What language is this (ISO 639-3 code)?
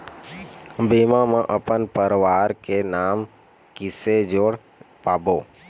hne